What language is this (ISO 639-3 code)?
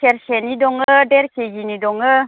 brx